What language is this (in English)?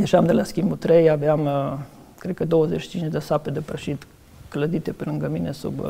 Romanian